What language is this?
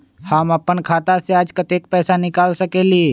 Magahi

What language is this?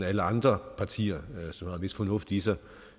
Danish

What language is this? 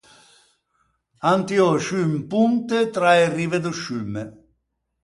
Ligurian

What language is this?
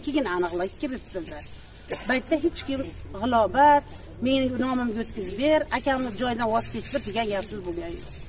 Turkish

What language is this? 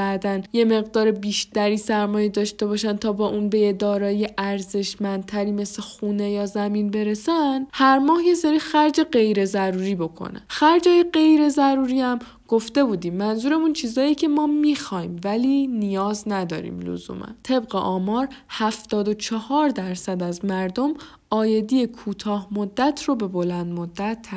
Persian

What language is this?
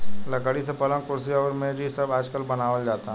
Bhojpuri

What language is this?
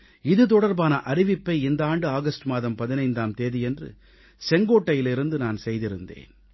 Tamil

